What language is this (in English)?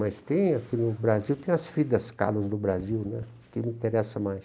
Portuguese